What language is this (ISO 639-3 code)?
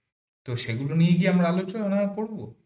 ben